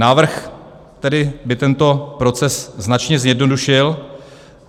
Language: Czech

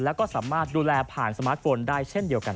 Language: Thai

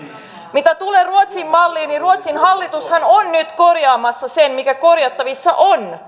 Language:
Finnish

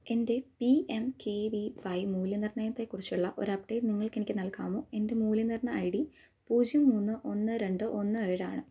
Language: Malayalam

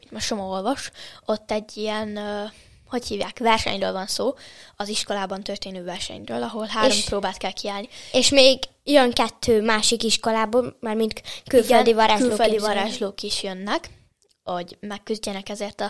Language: Hungarian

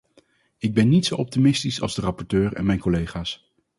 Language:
Dutch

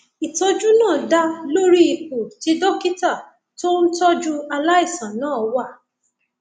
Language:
Yoruba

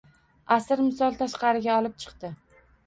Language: Uzbek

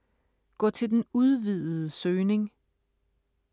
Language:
Danish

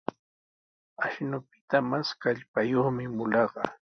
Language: Sihuas Ancash Quechua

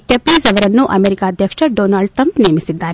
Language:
Kannada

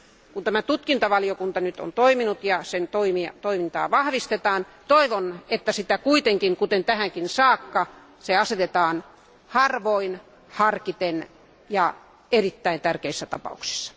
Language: Finnish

